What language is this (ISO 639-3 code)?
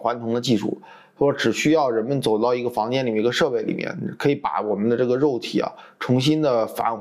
zho